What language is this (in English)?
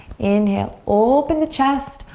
English